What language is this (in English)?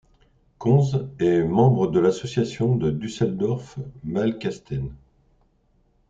French